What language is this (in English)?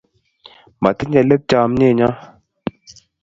Kalenjin